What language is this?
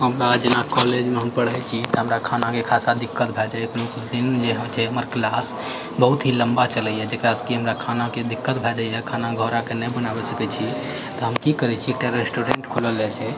Maithili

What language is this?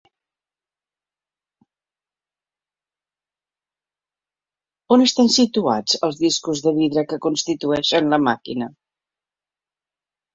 Catalan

